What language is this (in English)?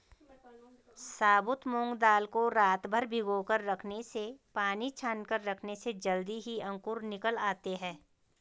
Hindi